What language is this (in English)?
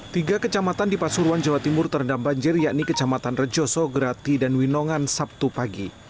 Indonesian